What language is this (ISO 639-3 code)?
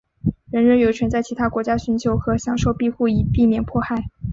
zho